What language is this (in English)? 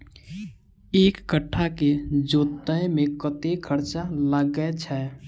Maithili